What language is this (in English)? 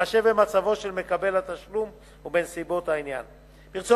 Hebrew